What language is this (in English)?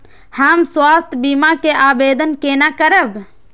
Maithili